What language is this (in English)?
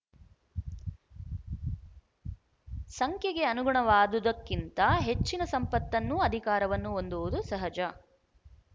Kannada